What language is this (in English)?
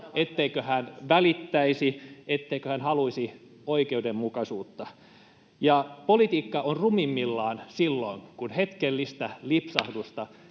Finnish